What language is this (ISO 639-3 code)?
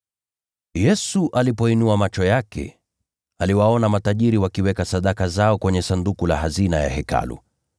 swa